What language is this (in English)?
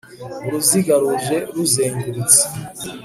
Kinyarwanda